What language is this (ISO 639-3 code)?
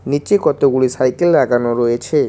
ben